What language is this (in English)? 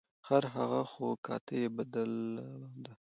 Pashto